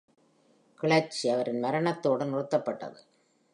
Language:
Tamil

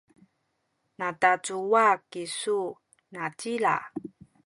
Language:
Sakizaya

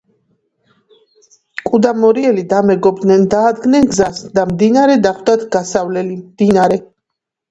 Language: Georgian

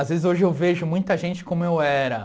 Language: Portuguese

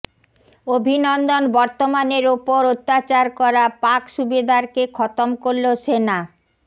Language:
Bangla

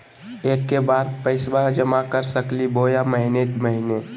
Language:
Magahi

